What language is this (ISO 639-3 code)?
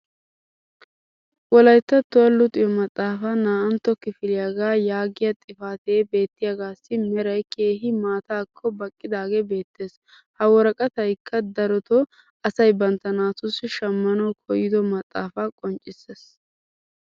wal